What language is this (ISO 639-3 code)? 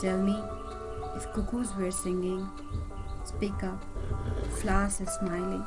eng